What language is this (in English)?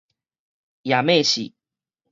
Min Nan Chinese